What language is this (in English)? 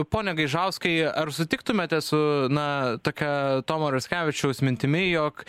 Lithuanian